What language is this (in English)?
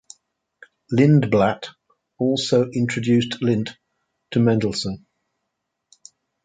English